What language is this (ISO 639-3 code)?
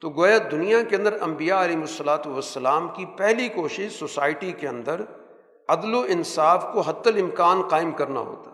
urd